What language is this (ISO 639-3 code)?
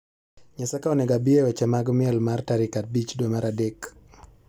luo